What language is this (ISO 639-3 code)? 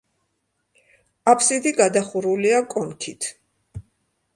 kat